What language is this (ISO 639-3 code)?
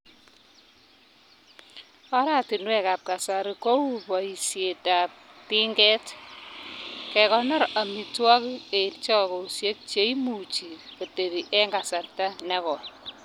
kln